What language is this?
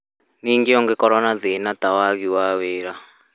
Kikuyu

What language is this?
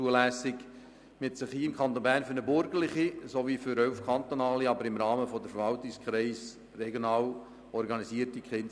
Swiss German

